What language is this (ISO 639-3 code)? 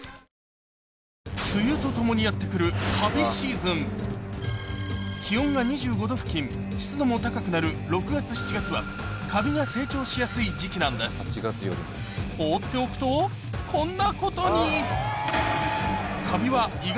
jpn